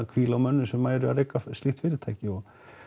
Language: Icelandic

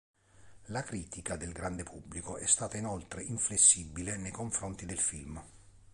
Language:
Italian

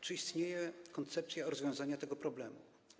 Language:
Polish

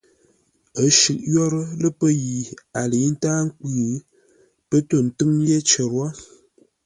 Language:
Ngombale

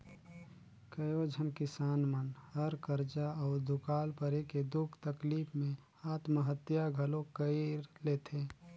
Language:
Chhattisgarhi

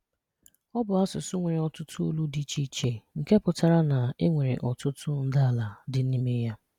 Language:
Igbo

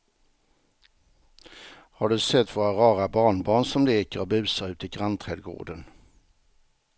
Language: Swedish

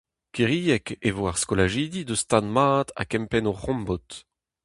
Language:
Breton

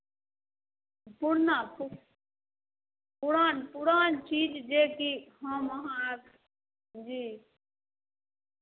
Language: Maithili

